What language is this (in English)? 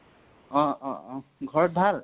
Assamese